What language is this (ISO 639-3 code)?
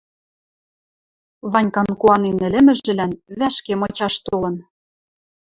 mrj